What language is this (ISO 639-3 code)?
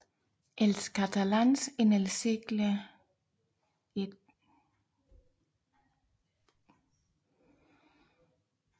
dan